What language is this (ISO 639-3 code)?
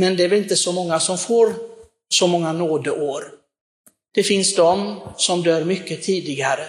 swe